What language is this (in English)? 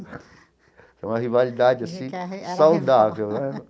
Portuguese